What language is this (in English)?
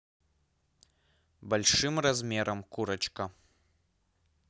Russian